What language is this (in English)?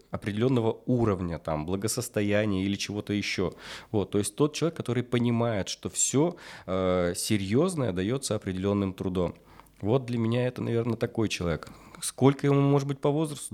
Russian